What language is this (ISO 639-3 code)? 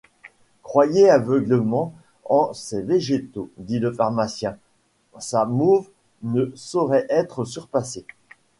fra